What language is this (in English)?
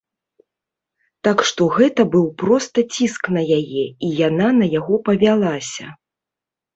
Belarusian